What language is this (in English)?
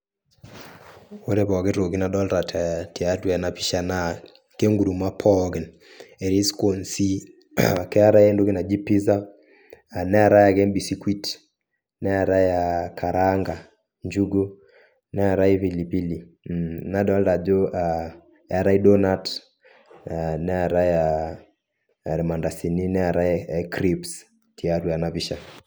Masai